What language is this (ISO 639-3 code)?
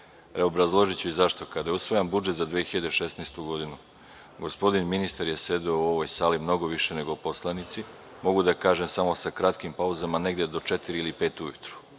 srp